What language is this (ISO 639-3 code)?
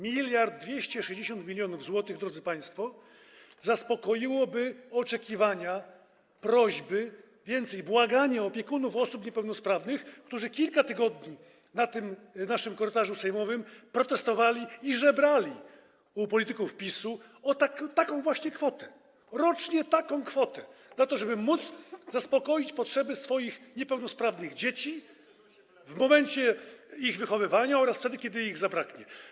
pol